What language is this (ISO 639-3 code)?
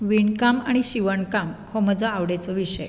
kok